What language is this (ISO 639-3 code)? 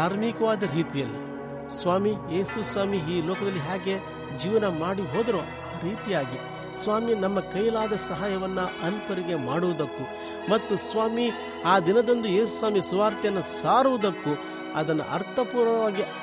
kan